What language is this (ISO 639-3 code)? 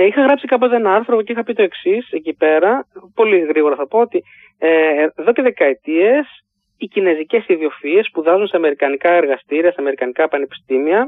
ell